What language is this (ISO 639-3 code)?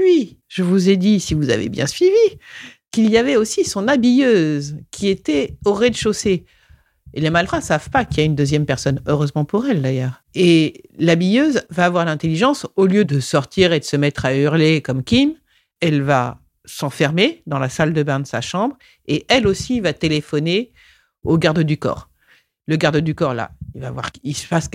fra